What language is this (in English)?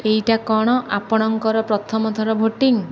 Odia